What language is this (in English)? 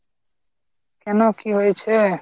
Bangla